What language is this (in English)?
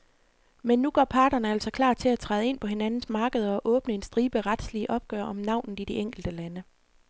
Danish